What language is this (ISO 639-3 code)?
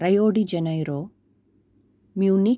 san